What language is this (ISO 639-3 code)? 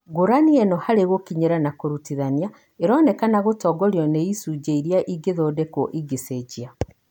kik